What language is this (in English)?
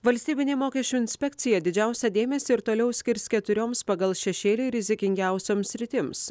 Lithuanian